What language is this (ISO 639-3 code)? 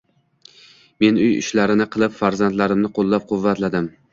uzb